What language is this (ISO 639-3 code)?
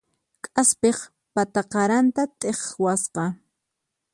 qxp